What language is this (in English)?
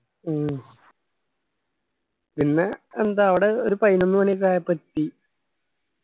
Malayalam